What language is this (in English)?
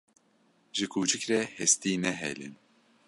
Kurdish